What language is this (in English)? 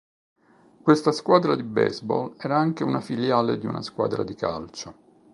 Italian